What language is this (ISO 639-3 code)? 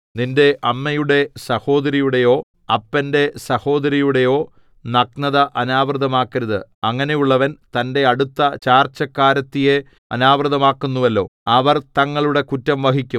mal